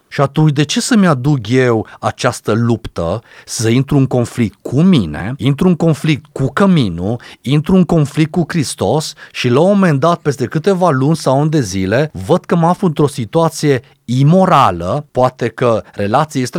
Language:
Romanian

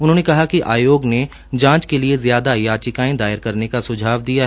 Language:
Hindi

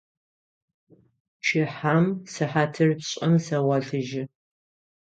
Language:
Adyghe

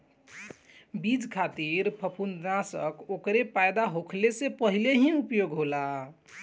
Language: Bhojpuri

